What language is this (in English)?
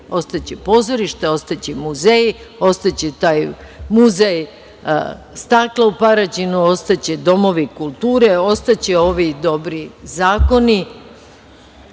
Serbian